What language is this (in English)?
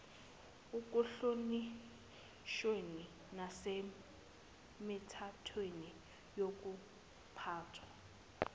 Zulu